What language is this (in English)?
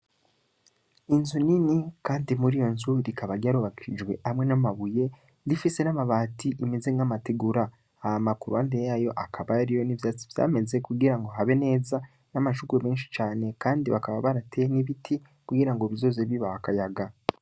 Rundi